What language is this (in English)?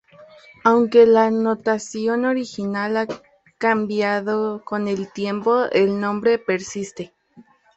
Spanish